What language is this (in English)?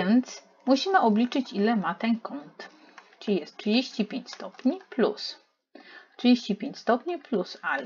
Polish